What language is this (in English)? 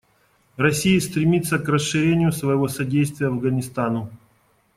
Russian